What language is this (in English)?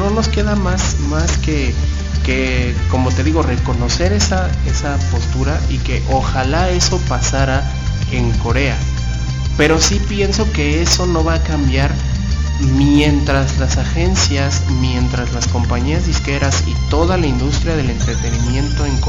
Spanish